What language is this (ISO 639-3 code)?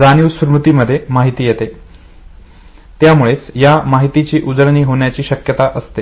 mar